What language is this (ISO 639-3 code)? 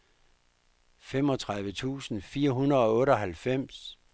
dan